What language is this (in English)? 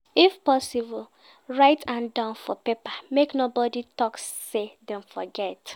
Nigerian Pidgin